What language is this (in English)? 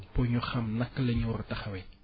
Wolof